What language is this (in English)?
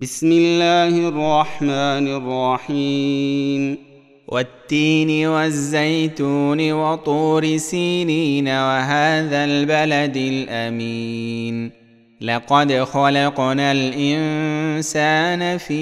Arabic